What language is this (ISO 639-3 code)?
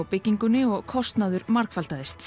isl